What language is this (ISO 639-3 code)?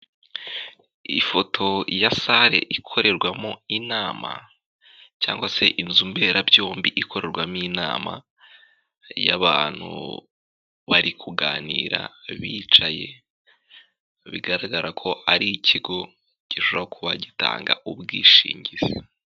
kin